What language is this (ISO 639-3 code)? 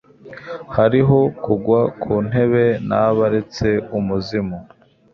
kin